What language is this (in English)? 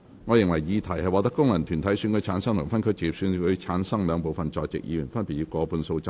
Cantonese